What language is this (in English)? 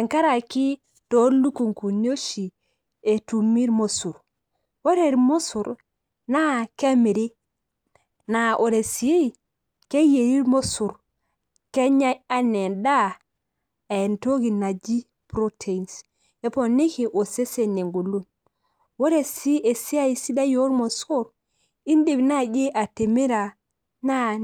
Masai